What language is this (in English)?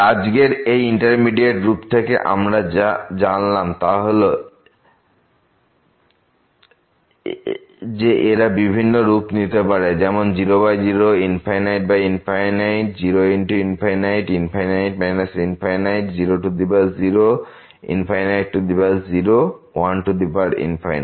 Bangla